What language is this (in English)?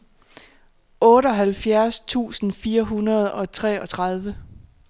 Danish